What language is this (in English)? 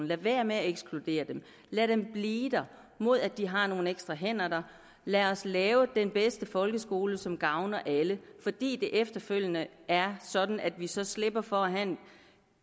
Danish